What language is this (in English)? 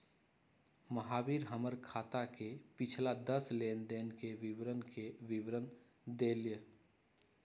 Magahi